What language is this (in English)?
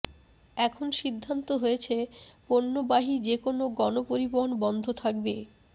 Bangla